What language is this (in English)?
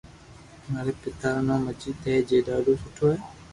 Loarki